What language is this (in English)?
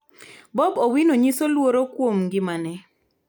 Luo (Kenya and Tanzania)